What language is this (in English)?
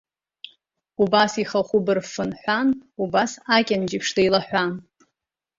Abkhazian